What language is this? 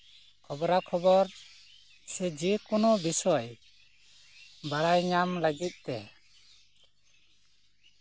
Santali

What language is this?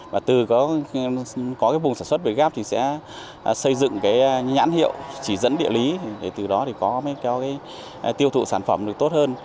Vietnamese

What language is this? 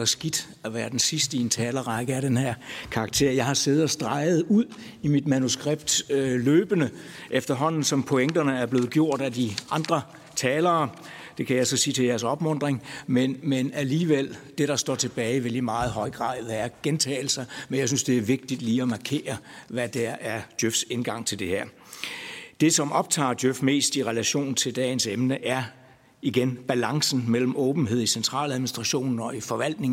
Danish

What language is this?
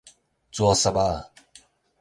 Min Nan Chinese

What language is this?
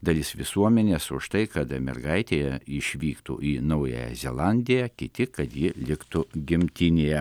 Lithuanian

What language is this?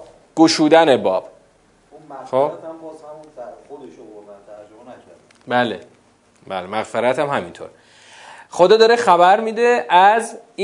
Persian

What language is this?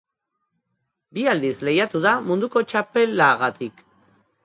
Basque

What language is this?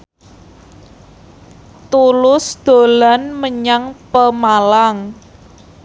Javanese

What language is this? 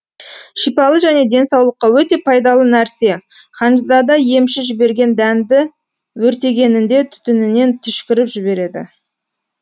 Kazakh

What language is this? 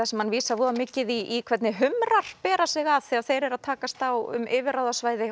Icelandic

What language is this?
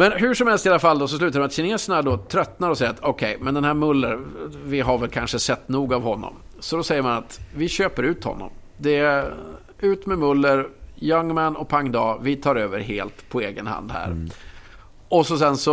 Swedish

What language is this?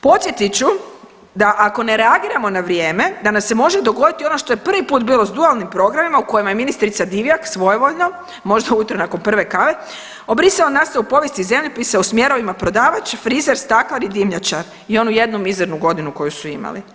Croatian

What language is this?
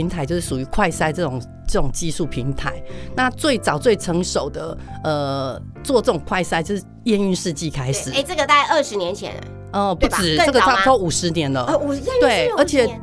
Chinese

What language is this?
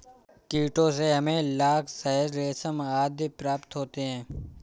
Hindi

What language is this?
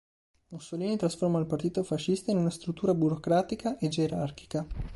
Italian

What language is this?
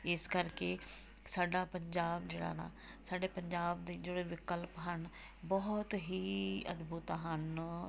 Punjabi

